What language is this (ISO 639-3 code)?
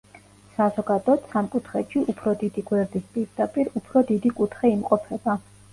kat